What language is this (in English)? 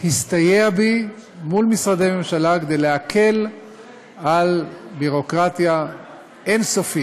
Hebrew